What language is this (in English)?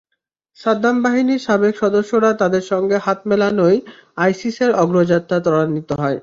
Bangla